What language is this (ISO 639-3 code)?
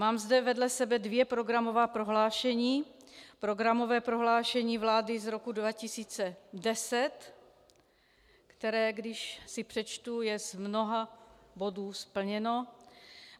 ces